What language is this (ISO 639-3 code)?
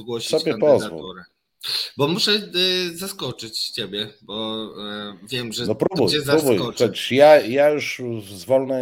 pol